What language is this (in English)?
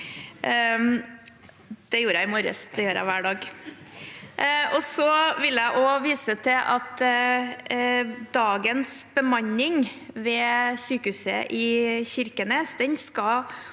Norwegian